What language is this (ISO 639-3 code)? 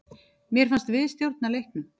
isl